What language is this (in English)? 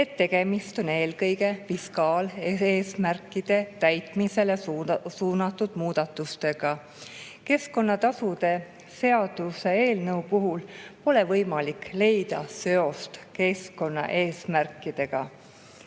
Estonian